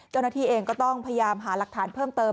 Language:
Thai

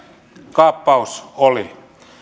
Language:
Finnish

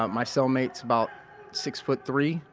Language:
English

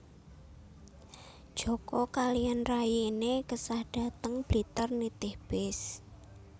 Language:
Javanese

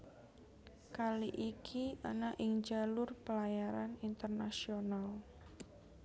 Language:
Javanese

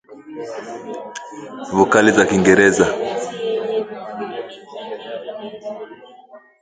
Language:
Swahili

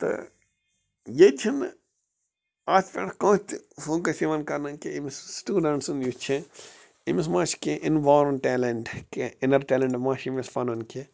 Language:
Kashmiri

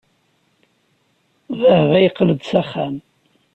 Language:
Kabyle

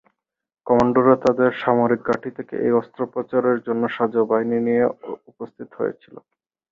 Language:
Bangla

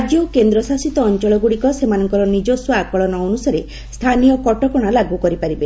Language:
Odia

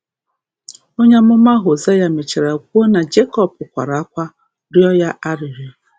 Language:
Igbo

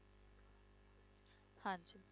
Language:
Punjabi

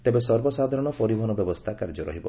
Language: Odia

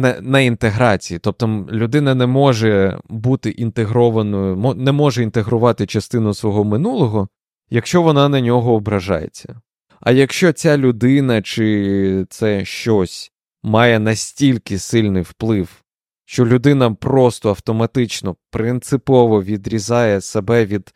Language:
Ukrainian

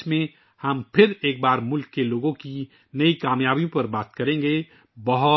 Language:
Urdu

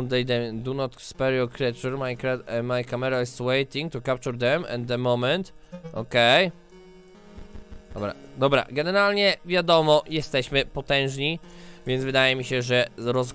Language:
Polish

